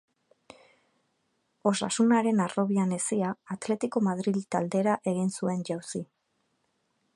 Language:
Basque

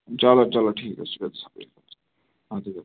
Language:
Kashmiri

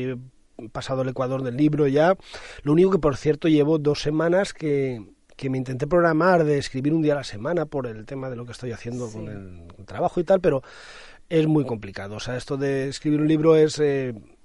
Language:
Spanish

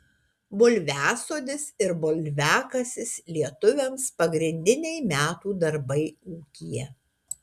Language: Lithuanian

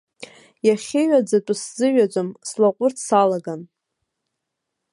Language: Abkhazian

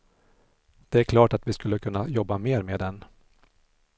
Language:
Swedish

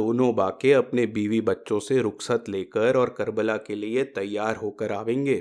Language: Hindi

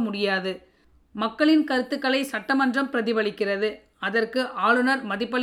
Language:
Tamil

